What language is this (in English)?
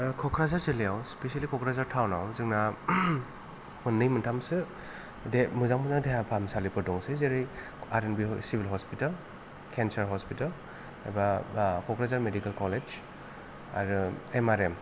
Bodo